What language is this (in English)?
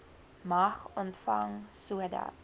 Afrikaans